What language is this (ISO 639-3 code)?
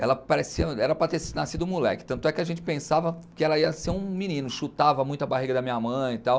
por